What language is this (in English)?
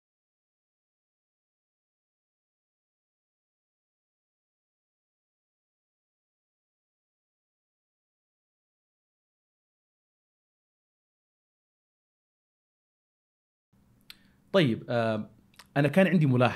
Arabic